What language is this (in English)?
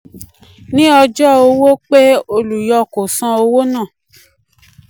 Yoruba